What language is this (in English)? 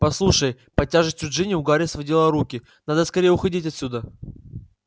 Russian